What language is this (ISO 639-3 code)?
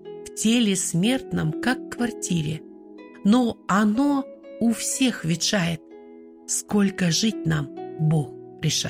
rus